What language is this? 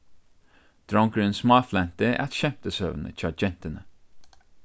Faroese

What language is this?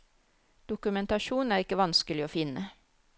Norwegian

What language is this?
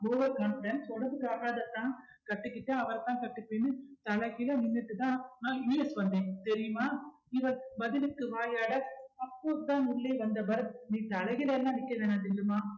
Tamil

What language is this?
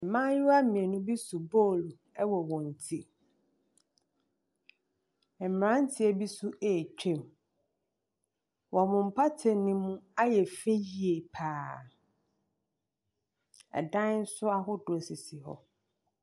Akan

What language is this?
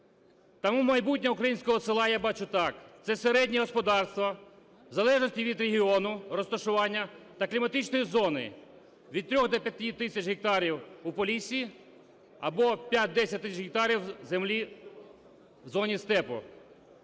Ukrainian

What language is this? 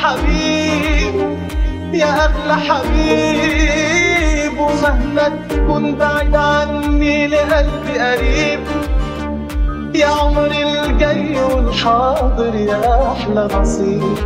Arabic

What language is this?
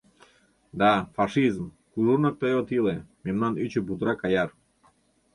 Mari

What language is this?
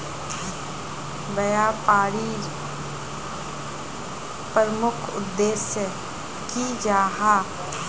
Magahi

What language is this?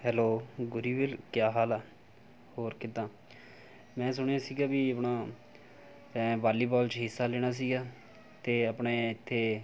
Punjabi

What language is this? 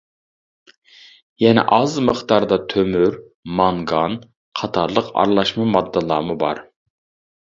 Uyghur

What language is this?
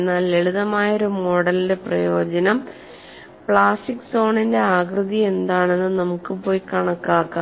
Malayalam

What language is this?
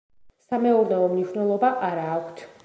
Georgian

